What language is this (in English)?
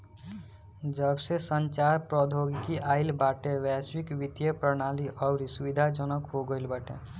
Bhojpuri